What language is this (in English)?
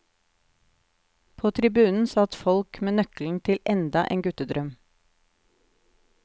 Norwegian